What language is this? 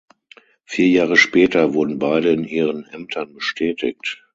German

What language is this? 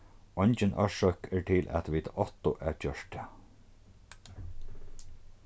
Faroese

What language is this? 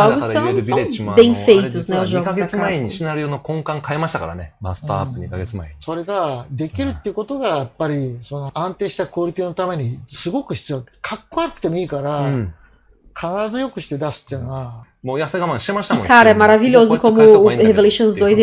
Portuguese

